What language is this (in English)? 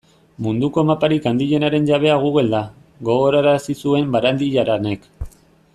Basque